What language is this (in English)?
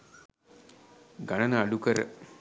Sinhala